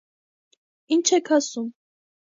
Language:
Armenian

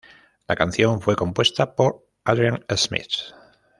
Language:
Spanish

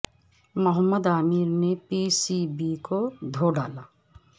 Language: Urdu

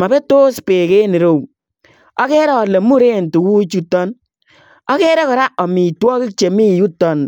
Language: Kalenjin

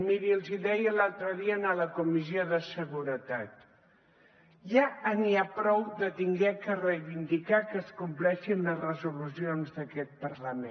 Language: Catalan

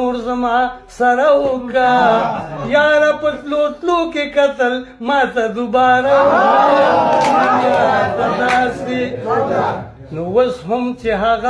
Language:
Romanian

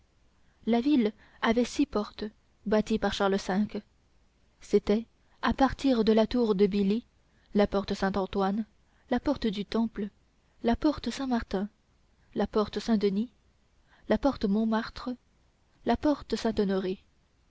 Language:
French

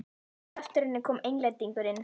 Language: Icelandic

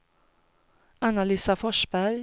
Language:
Swedish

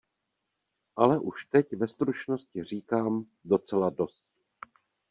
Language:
Czech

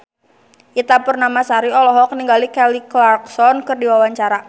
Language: Sundanese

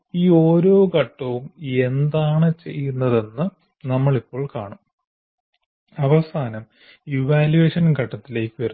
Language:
Malayalam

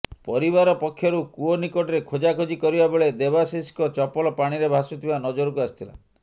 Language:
Odia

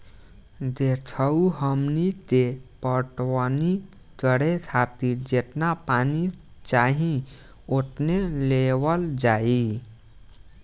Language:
Bhojpuri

